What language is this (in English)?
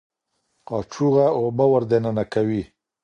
Pashto